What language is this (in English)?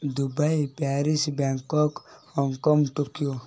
Odia